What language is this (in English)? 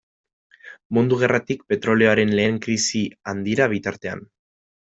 Basque